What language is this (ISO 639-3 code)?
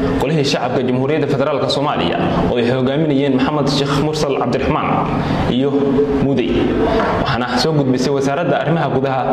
ara